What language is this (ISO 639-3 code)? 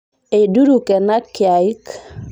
mas